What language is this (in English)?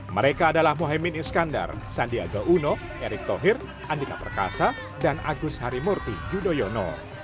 Indonesian